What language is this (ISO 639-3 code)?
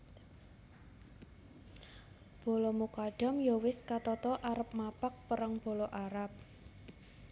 jav